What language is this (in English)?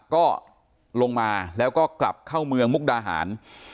Thai